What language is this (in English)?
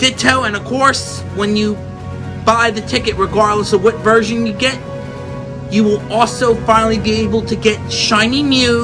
English